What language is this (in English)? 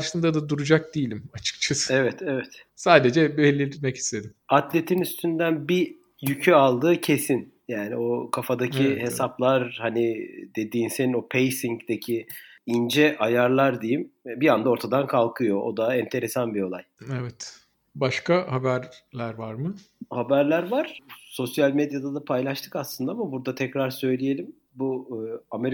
Turkish